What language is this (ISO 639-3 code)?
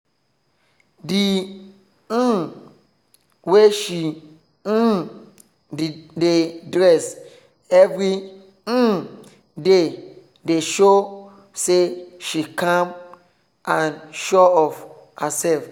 pcm